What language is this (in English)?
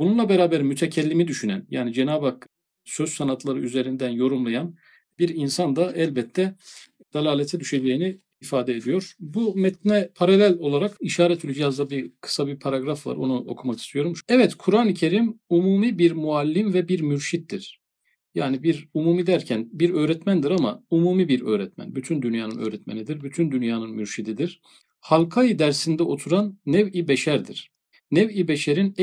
Turkish